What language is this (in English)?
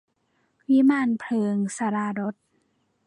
Thai